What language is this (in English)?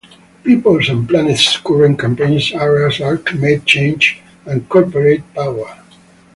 English